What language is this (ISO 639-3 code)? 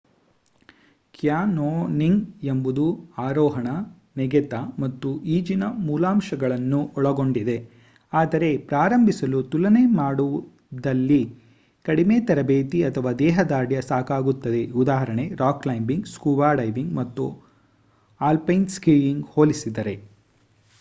kan